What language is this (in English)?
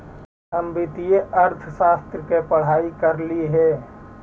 Magahi